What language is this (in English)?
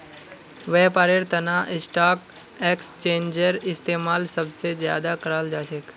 Magahi